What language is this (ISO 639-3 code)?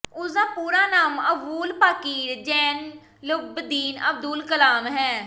pan